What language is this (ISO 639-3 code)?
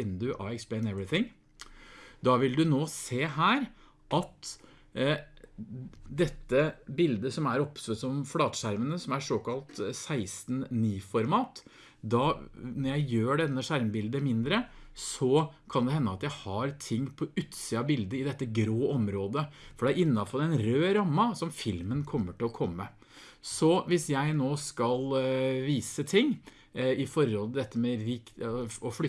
nor